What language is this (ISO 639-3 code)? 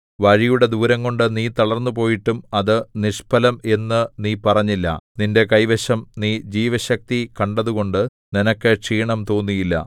mal